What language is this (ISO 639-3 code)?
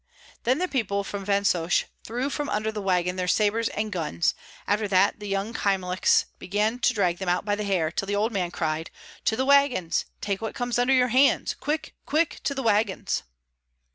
eng